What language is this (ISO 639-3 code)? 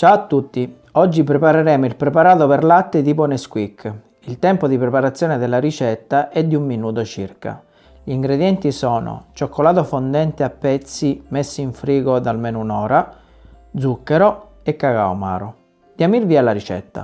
ita